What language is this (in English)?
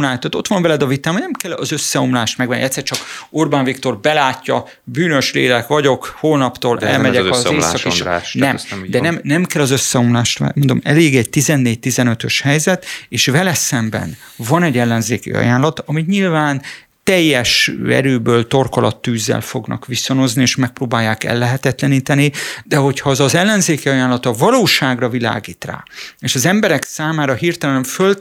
Hungarian